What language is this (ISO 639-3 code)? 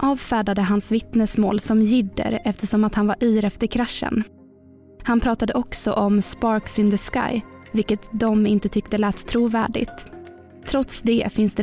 swe